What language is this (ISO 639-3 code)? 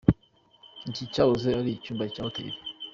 kin